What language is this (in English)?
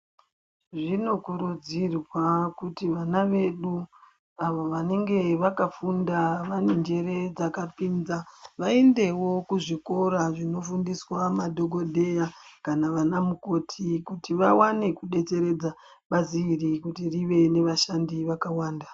Ndau